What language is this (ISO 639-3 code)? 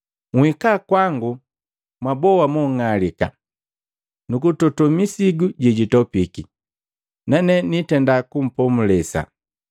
mgv